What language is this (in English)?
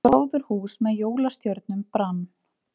Icelandic